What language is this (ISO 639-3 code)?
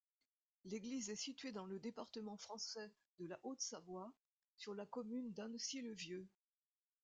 fra